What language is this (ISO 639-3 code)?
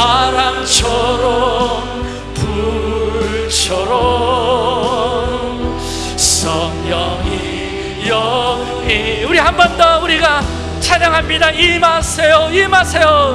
kor